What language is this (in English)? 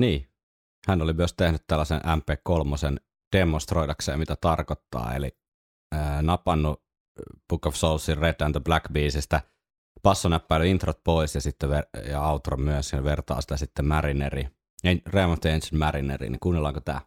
Finnish